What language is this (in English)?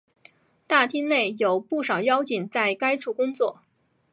Chinese